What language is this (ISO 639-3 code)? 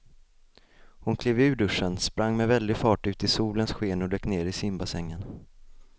swe